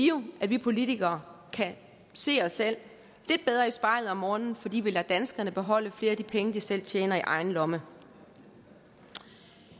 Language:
Danish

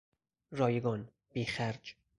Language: Persian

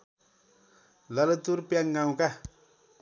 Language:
Nepali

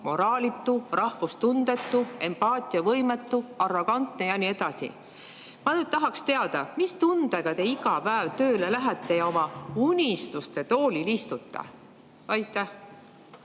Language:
Estonian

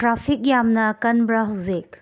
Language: Manipuri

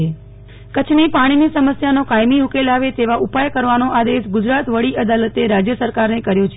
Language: Gujarati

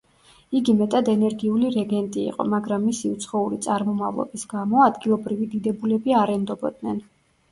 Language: Georgian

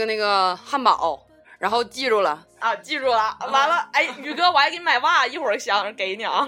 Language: Chinese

